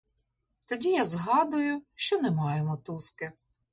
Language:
Ukrainian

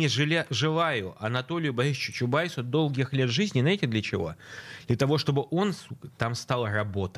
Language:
Russian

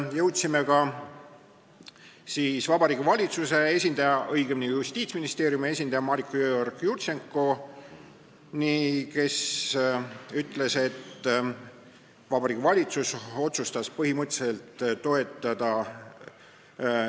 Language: Estonian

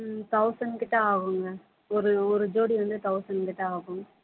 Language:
Tamil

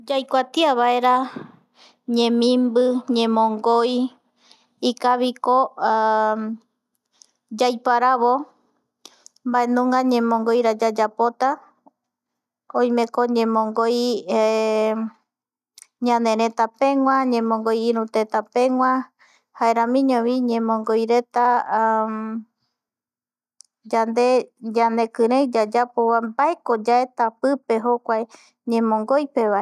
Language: Eastern Bolivian Guaraní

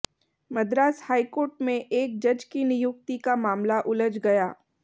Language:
Hindi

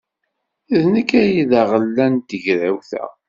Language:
Kabyle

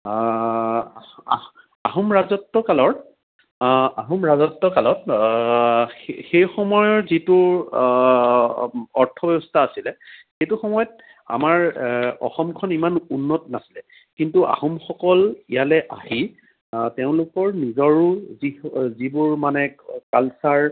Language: Assamese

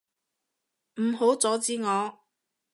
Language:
Cantonese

